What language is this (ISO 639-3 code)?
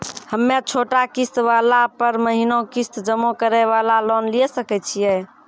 mai